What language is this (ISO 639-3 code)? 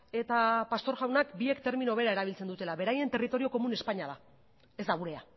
eus